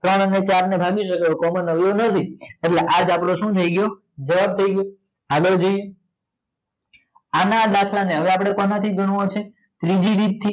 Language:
Gujarati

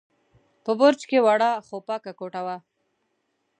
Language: Pashto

